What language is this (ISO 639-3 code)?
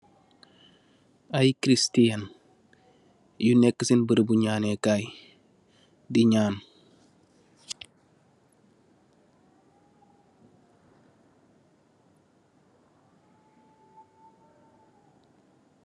wol